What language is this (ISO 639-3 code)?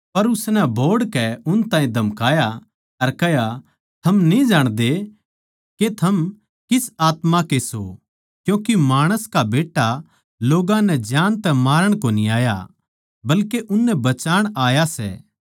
bgc